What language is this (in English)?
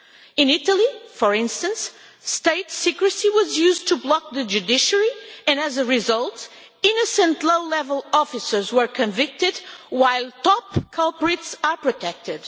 English